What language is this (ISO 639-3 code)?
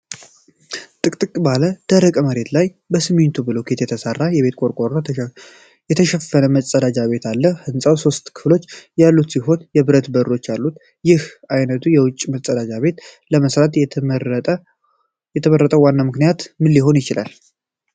amh